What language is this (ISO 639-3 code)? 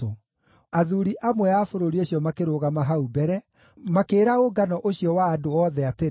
kik